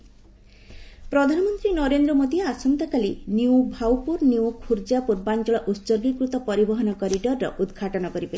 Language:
Odia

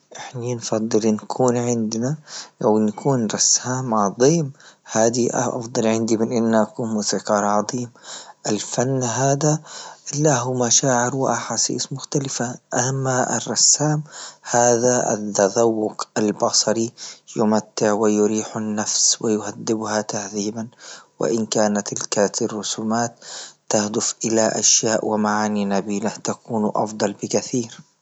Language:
Libyan Arabic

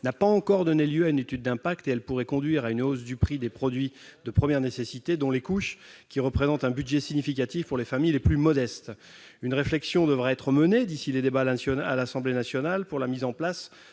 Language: French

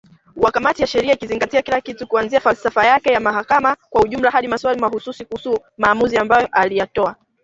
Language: Swahili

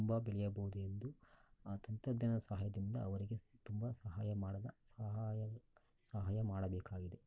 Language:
Kannada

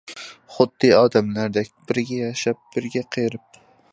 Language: Uyghur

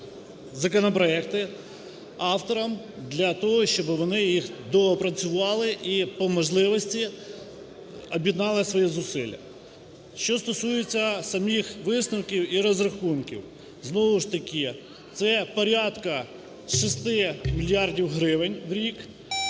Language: Ukrainian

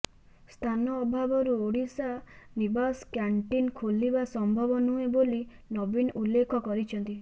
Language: Odia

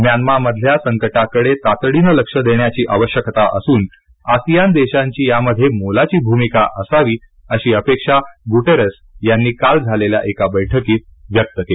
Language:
Marathi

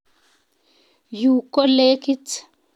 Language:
Kalenjin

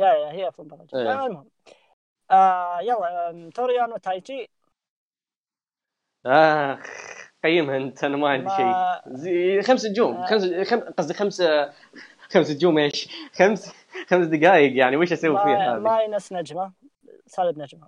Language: Arabic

